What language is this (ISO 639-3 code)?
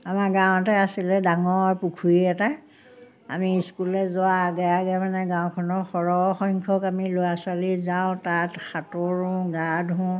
asm